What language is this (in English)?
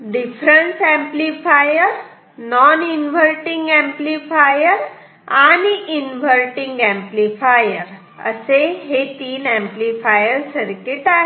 Marathi